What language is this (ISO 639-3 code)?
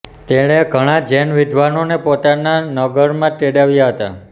guj